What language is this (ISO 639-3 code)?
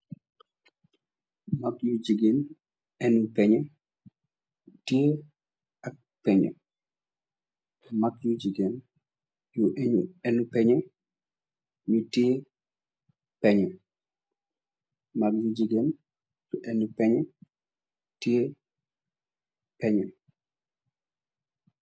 wol